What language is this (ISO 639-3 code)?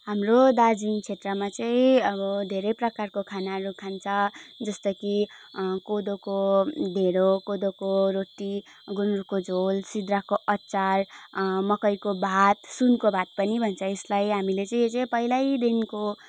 nep